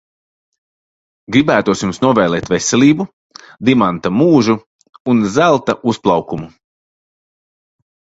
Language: Latvian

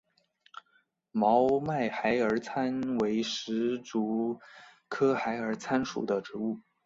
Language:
Chinese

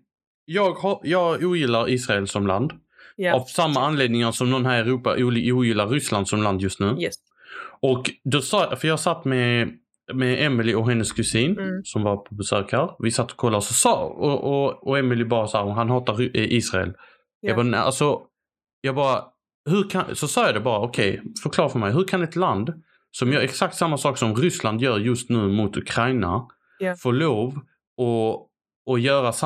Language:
Swedish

